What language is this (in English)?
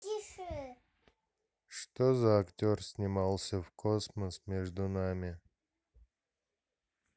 Russian